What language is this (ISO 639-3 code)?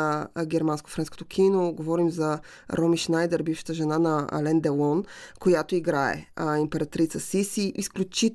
bul